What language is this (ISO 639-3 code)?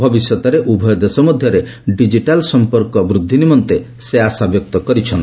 ori